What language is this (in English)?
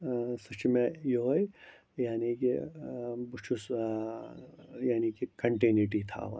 Kashmiri